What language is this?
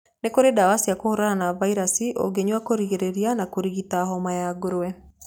Kikuyu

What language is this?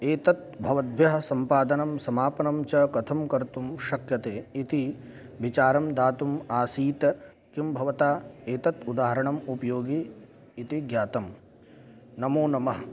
Sanskrit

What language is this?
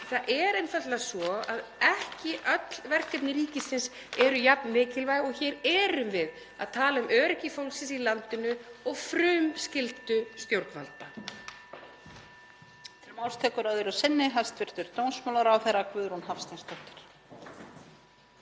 Icelandic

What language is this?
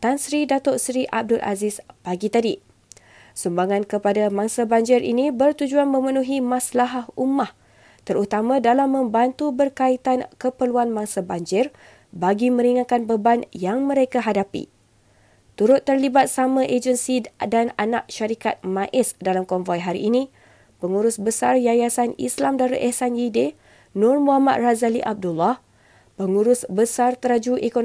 Malay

